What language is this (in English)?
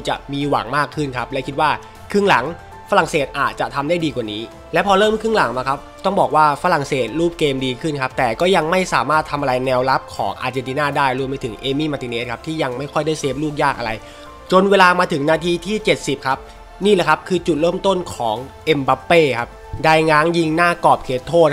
Thai